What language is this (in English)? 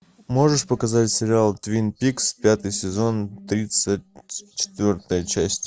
Russian